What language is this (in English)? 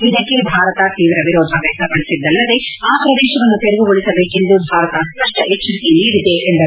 Kannada